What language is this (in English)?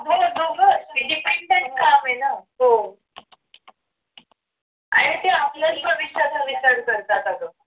Marathi